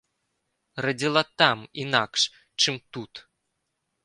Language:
Belarusian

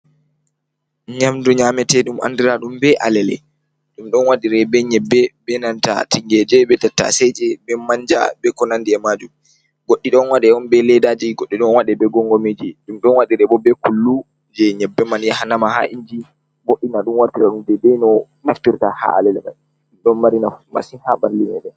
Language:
Fula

